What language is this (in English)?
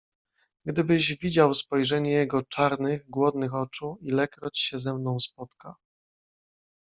Polish